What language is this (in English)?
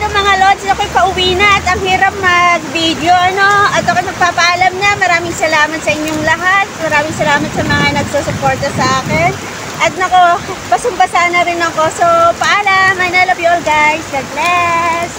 Filipino